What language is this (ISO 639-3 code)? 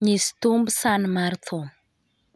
luo